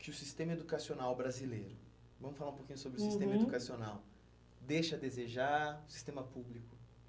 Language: Portuguese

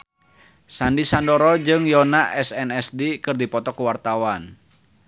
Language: Sundanese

